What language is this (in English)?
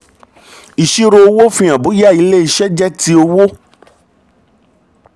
Yoruba